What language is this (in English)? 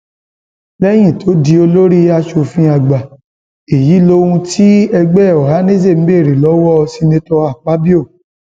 Yoruba